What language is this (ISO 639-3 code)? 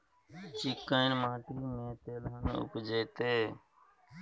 mai